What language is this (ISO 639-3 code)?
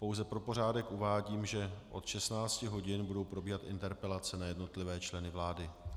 ces